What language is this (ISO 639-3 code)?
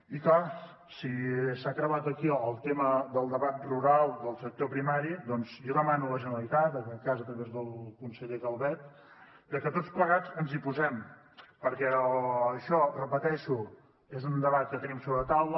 cat